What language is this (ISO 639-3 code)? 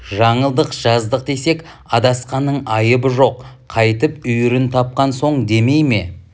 kaz